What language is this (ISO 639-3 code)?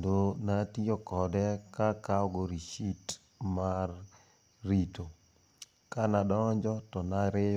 luo